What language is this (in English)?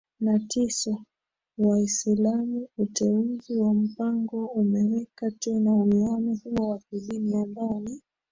Swahili